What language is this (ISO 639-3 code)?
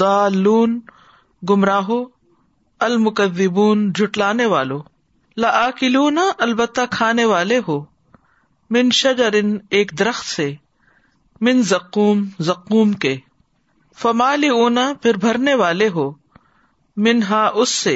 urd